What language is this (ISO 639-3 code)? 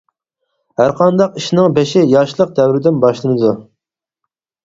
uig